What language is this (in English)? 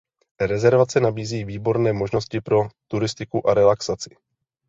Czech